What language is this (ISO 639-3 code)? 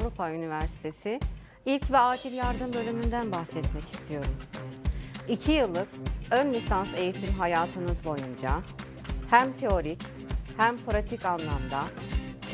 tur